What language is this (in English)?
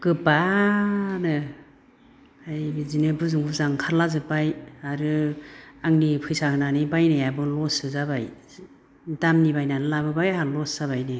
Bodo